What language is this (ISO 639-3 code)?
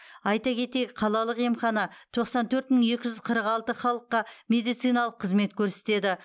kaz